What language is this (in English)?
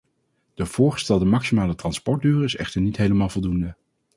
Dutch